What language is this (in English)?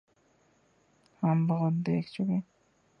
Urdu